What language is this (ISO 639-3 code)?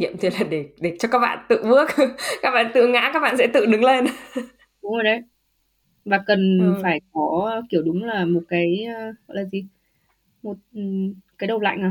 vie